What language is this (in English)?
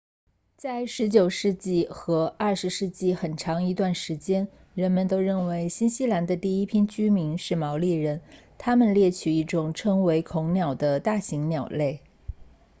Chinese